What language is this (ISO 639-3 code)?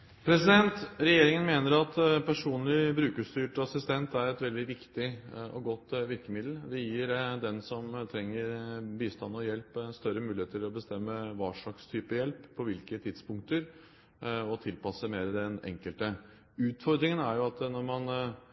nob